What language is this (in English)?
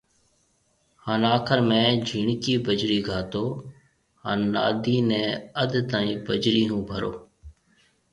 Marwari (Pakistan)